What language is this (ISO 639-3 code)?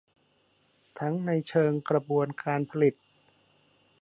tha